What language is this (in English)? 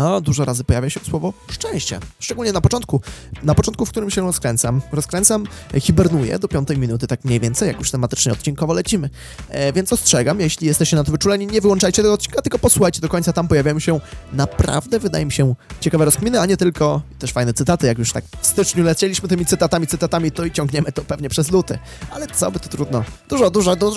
Polish